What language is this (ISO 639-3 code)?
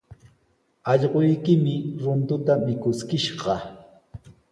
qws